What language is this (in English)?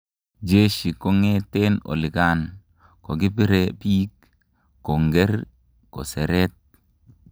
Kalenjin